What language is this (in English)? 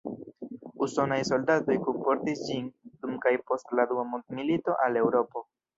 Esperanto